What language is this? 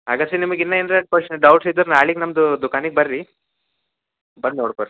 Kannada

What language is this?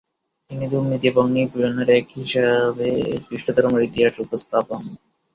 Bangla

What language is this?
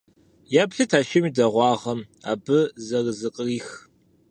Kabardian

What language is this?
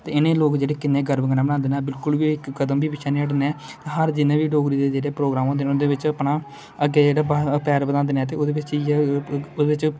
Dogri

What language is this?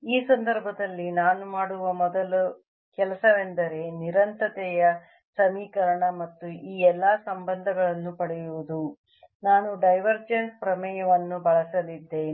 Kannada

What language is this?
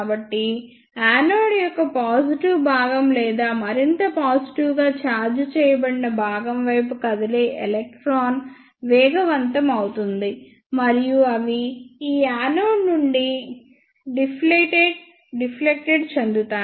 Telugu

